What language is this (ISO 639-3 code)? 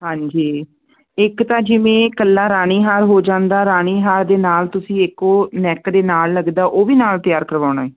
pan